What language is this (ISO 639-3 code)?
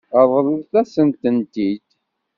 kab